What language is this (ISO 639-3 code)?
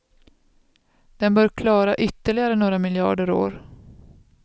swe